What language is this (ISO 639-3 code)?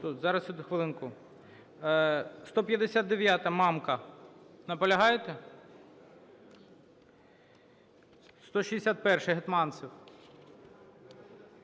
ukr